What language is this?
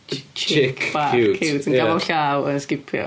Welsh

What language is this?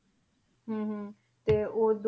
Punjabi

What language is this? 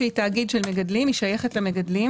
Hebrew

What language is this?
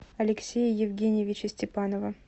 Russian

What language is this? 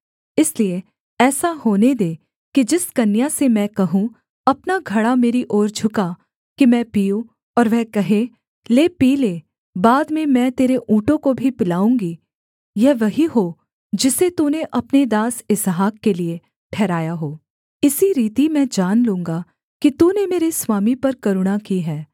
Hindi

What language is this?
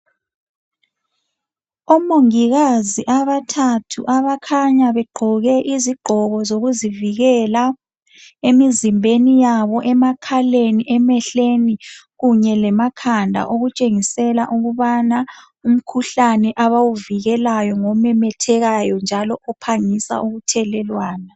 North Ndebele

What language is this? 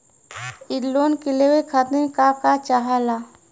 Bhojpuri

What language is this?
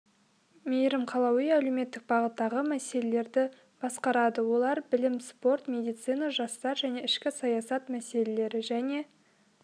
Kazakh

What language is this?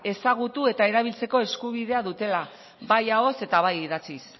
Basque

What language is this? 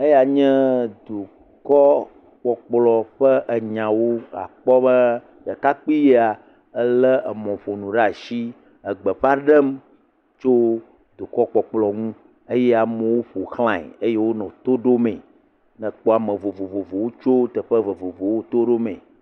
Ewe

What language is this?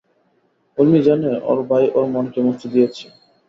Bangla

